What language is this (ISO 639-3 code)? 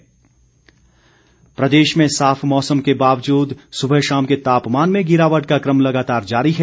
hin